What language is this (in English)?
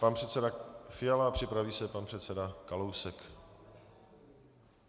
Czech